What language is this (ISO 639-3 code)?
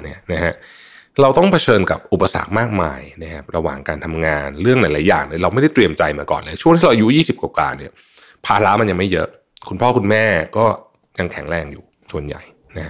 tha